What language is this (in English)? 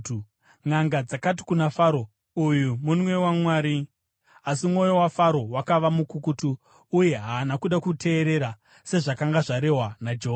Shona